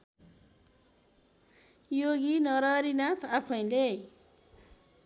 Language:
Nepali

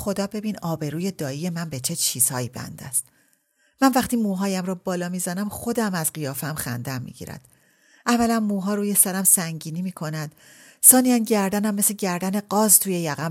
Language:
Persian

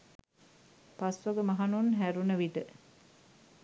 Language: Sinhala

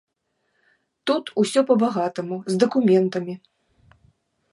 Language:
Belarusian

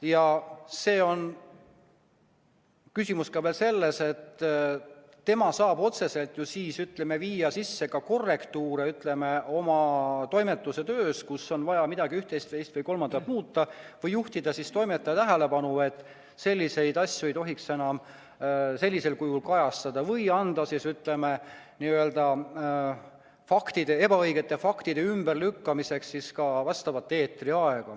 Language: Estonian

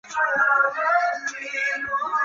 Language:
Chinese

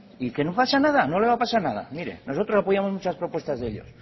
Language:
Spanish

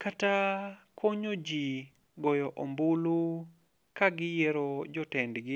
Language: Luo (Kenya and Tanzania)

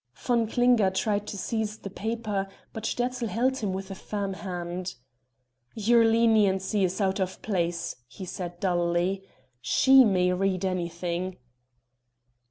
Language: English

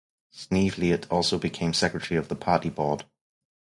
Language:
English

